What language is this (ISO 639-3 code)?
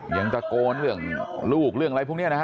tha